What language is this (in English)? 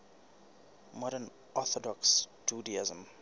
Southern Sotho